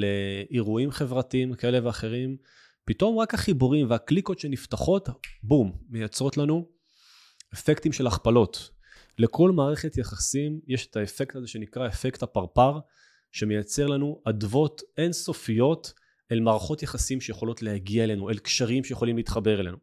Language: Hebrew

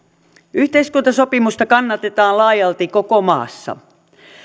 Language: Finnish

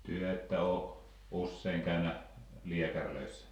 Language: Finnish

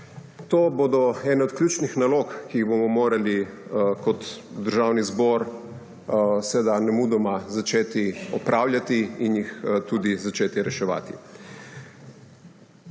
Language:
Slovenian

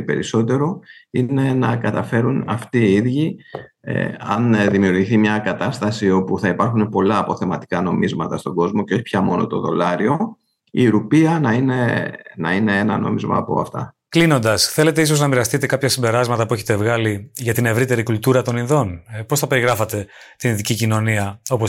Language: Greek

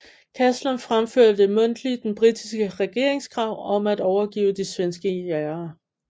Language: Danish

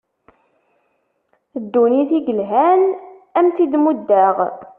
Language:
Kabyle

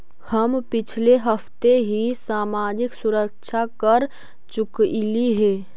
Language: Magahi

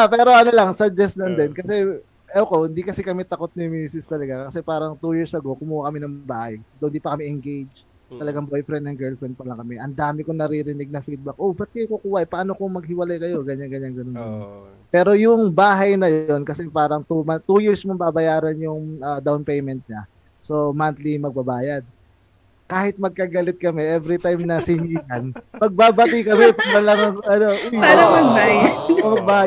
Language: Filipino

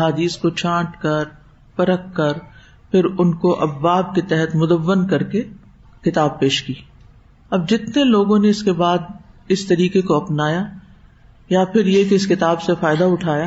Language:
Urdu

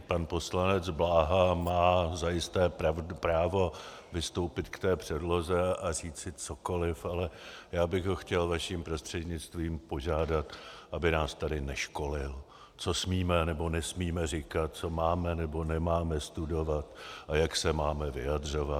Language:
Czech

